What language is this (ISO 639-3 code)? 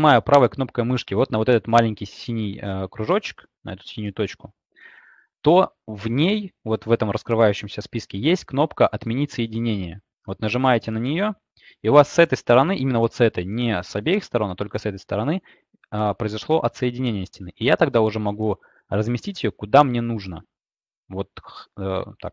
rus